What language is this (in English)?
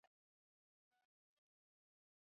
Swahili